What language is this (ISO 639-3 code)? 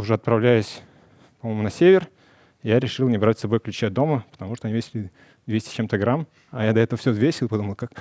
rus